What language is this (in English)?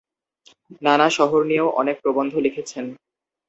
Bangla